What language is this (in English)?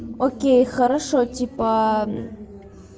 Russian